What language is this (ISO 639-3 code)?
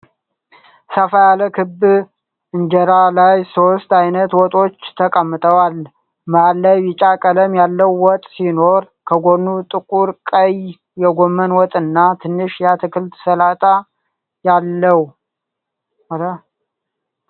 amh